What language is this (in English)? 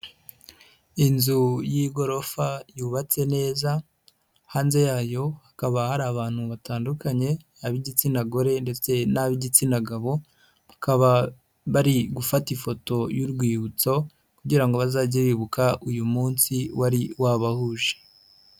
Kinyarwanda